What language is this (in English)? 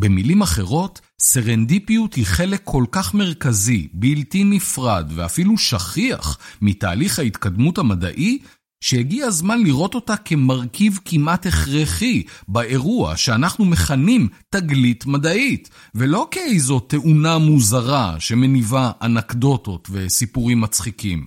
Hebrew